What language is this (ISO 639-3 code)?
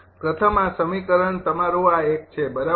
guj